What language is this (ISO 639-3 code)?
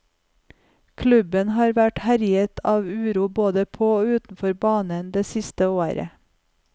nor